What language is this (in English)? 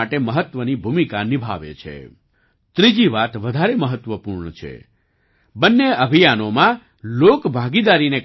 Gujarati